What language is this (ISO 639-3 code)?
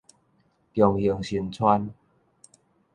nan